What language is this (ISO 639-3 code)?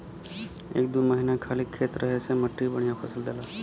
bho